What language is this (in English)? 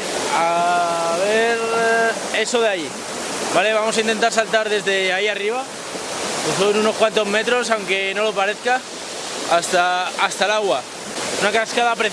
Spanish